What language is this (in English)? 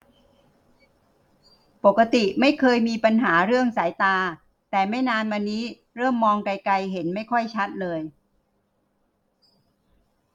Thai